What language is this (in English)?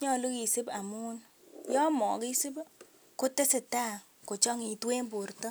Kalenjin